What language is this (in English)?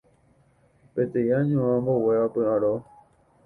Guarani